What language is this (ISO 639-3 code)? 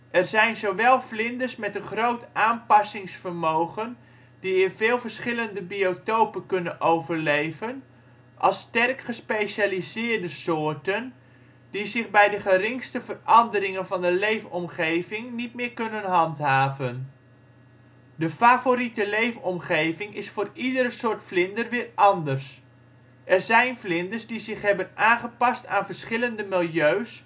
nld